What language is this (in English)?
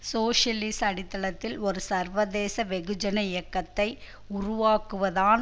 Tamil